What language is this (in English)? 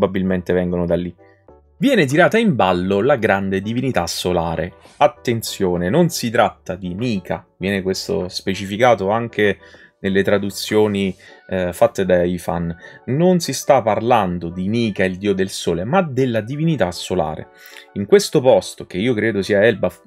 Italian